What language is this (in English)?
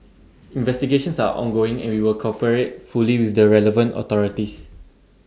English